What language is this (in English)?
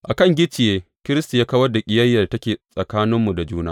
Hausa